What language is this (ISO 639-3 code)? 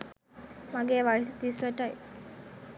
sin